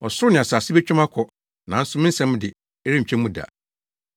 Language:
Akan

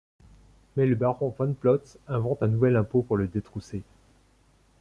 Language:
French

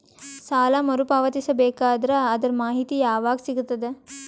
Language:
Kannada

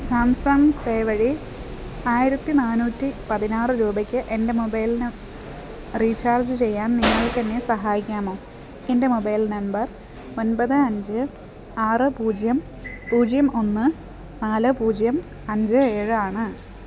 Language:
Malayalam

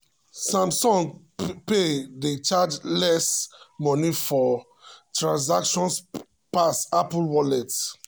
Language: Nigerian Pidgin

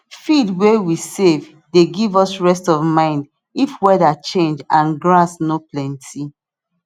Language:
Nigerian Pidgin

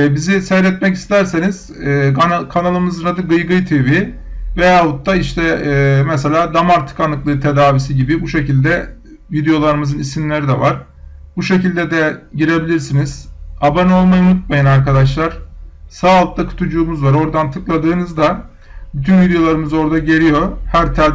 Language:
Turkish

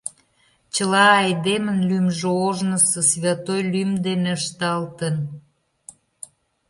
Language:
Mari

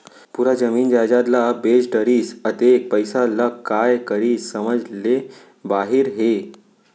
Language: Chhattisgarhi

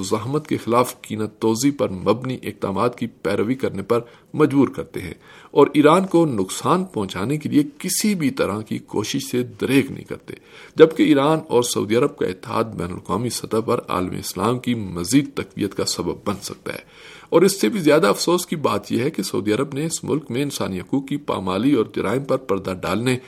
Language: Urdu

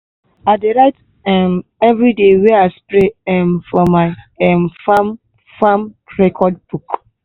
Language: Nigerian Pidgin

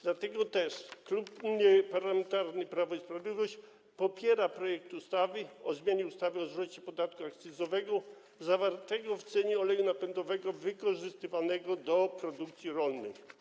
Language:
Polish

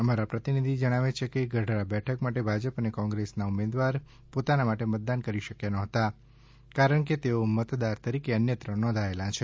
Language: Gujarati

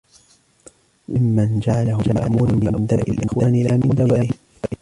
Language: Arabic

